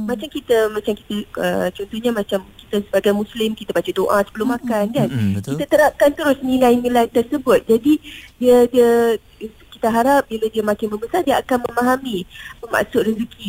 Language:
Malay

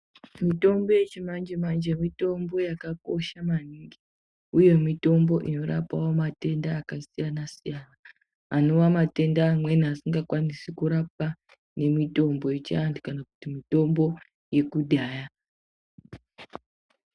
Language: Ndau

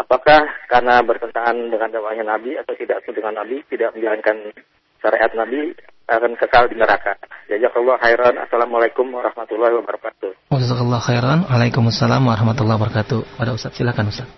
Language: Malay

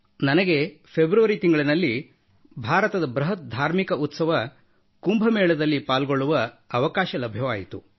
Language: Kannada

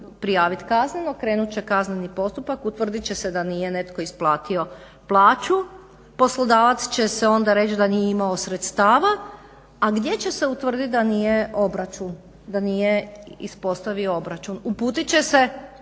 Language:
Croatian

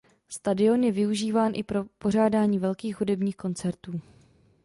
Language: Czech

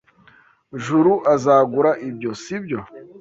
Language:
Kinyarwanda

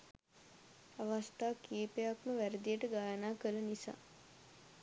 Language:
Sinhala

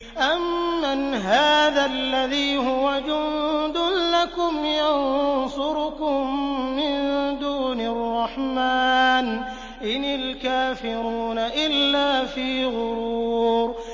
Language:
Arabic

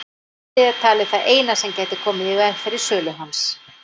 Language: Icelandic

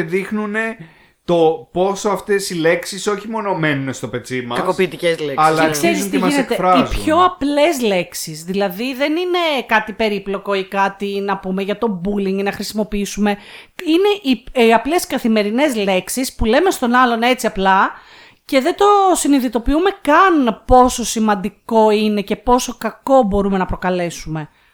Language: Greek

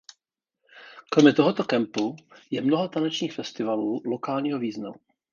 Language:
Czech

